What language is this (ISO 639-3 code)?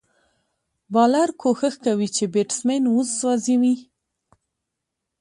pus